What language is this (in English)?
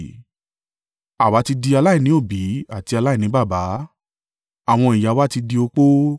Yoruba